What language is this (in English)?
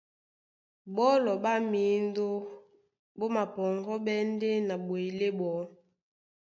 Duala